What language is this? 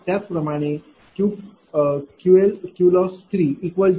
Marathi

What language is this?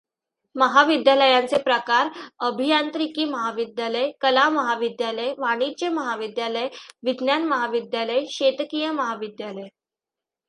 Marathi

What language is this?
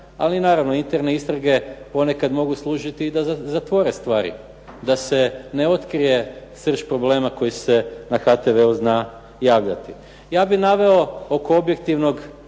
Croatian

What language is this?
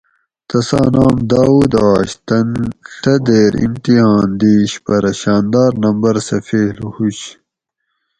Gawri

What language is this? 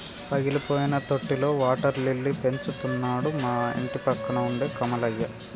Telugu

